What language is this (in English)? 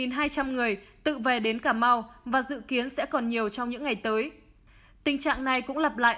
Vietnamese